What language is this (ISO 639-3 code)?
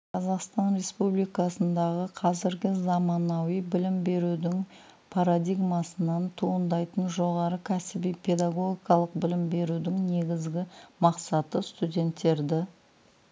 kaz